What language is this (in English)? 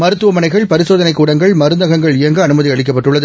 Tamil